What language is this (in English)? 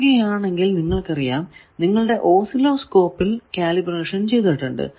Malayalam